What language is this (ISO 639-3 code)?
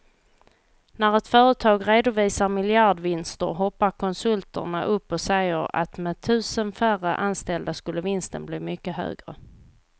swe